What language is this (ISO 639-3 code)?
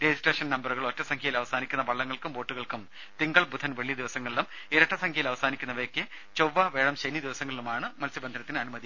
mal